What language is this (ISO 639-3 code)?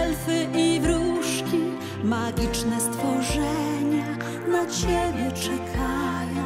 pol